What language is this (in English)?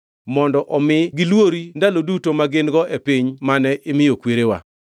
Luo (Kenya and Tanzania)